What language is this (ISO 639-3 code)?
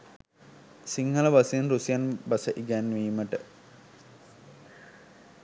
sin